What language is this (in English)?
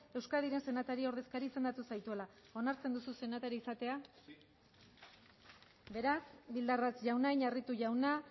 Basque